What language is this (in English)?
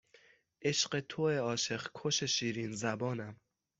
Persian